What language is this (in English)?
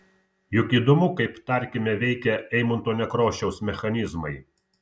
Lithuanian